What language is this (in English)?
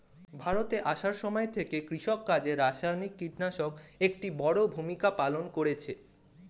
Bangla